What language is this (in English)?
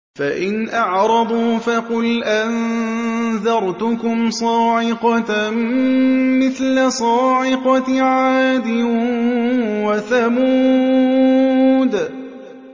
Arabic